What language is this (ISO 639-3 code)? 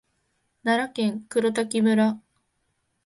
jpn